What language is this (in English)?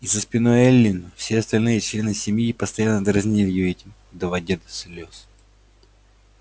Russian